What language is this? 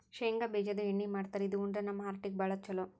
Kannada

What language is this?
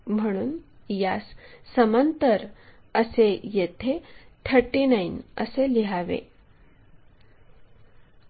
Marathi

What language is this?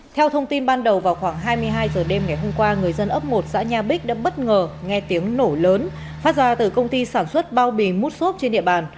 Vietnamese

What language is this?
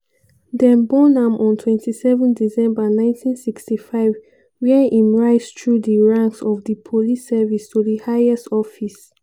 Nigerian Pidgin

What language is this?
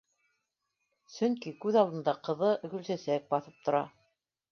Bashkir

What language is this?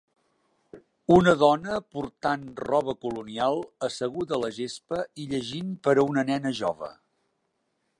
Catalan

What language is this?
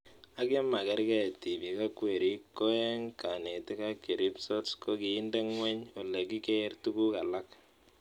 Kalenjin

